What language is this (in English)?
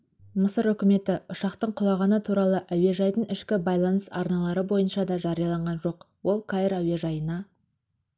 Kazakh